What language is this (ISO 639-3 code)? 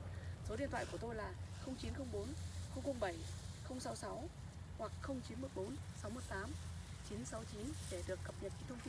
vie